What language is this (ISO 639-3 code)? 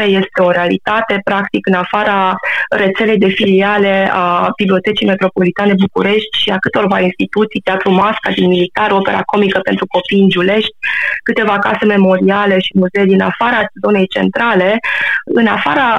ron